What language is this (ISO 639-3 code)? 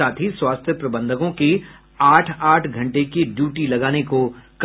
hin